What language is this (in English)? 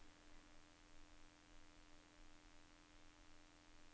Norwegian